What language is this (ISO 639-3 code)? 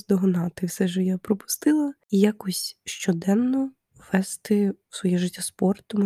ukr